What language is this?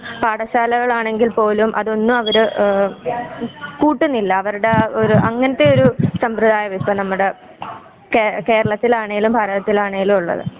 Malayalam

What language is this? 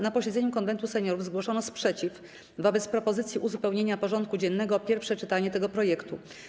Polish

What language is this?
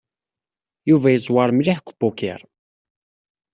Kabyle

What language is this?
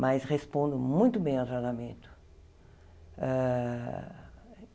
Portuguese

